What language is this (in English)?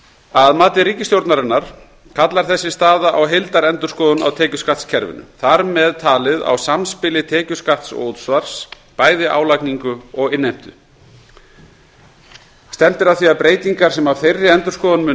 Icelandic